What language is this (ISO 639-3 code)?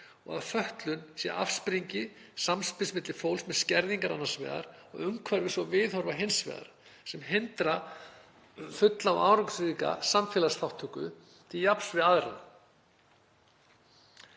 isl